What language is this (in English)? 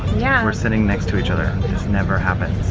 English